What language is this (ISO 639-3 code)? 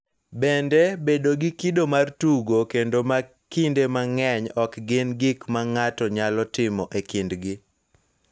luo